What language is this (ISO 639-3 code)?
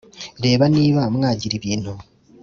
kin